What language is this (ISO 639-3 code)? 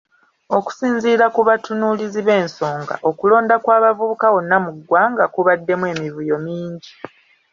lug